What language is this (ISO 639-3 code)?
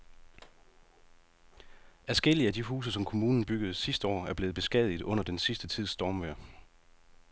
dan